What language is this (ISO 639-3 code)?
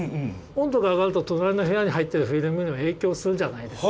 jpn